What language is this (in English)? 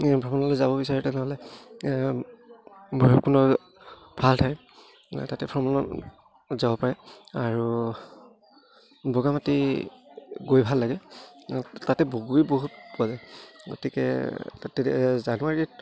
Assamese